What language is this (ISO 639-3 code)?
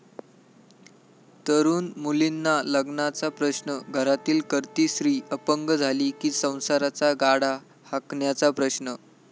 mar